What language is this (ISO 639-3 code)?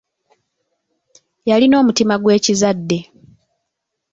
lug